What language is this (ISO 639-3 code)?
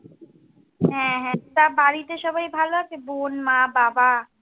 ben